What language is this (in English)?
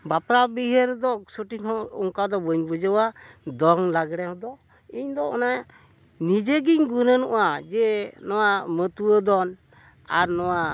Santali